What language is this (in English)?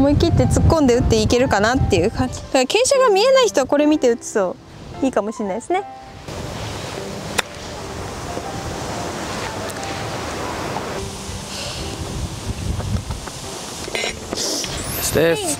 Japanese